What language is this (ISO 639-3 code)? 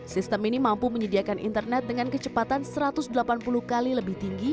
ind